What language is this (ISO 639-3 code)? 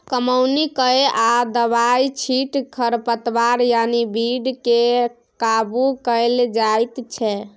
mai